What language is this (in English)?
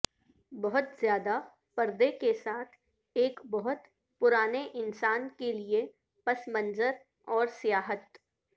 Urdu